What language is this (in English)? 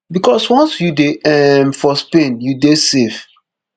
Nigerian Pidgin